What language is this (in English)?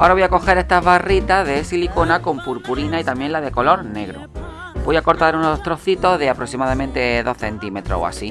Spanish